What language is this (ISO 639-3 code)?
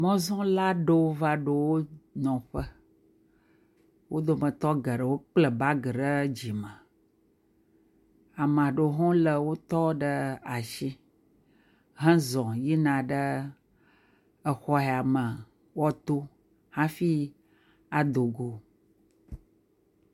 ewe